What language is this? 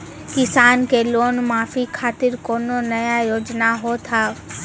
Maithili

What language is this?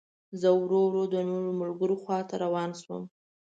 Pashto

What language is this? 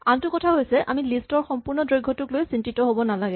Assamese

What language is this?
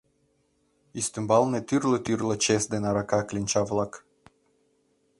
Mari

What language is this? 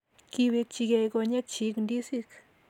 Kalenjin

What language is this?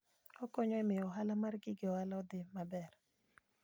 Luo (Kenya and Tanzania)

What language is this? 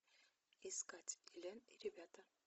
Russian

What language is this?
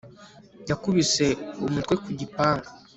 Kinyarwanda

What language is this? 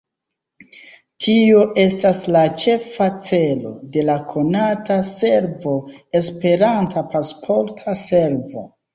Esperanto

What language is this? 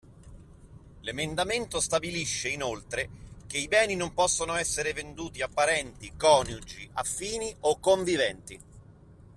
Italian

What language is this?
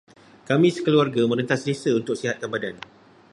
Malay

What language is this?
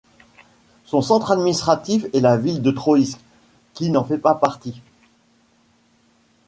French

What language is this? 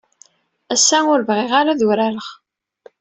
Kabyle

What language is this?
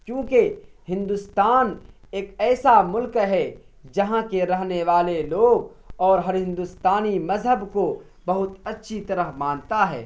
Urdu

